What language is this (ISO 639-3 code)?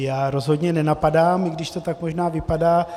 ces